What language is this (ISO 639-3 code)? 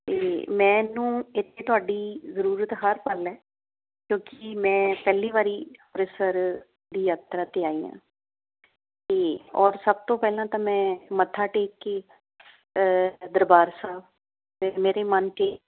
pan